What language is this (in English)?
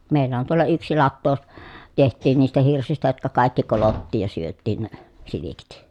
Finnish